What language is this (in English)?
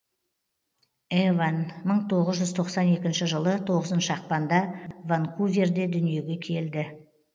Kazakh